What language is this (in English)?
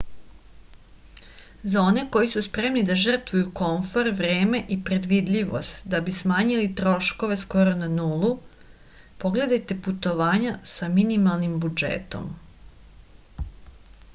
Serbian